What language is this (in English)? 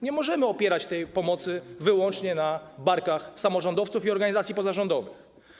Polish